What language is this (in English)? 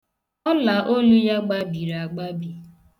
Igbo